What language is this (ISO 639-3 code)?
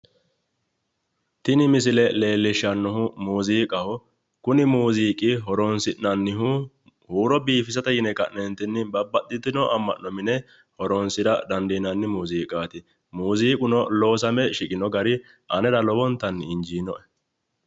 sid